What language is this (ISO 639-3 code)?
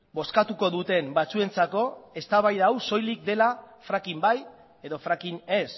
eus